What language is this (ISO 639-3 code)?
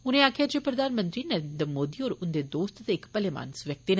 doi